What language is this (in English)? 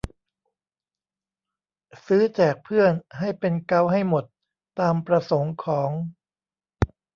Thai